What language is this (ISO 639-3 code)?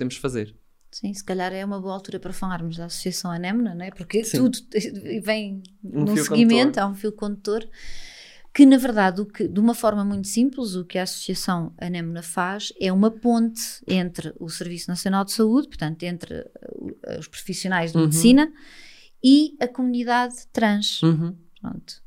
por